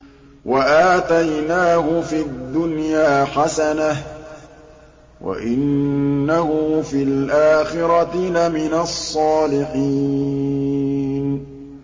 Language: Arabic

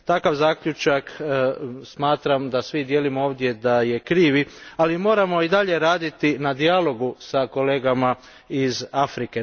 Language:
Croatian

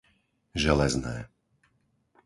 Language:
Slovak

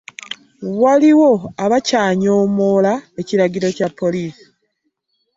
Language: Ganda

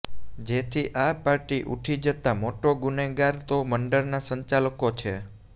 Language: Gujarati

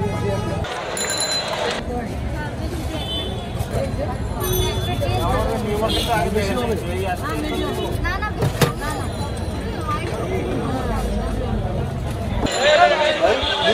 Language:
Romanian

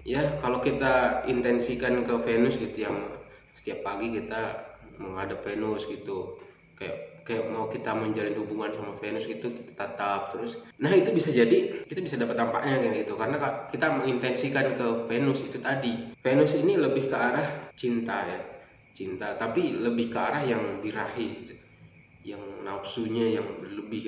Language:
Indonesian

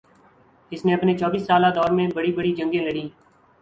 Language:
Urdu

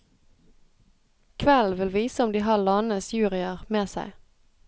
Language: Norwegian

